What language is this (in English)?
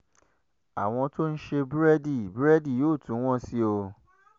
Yoruba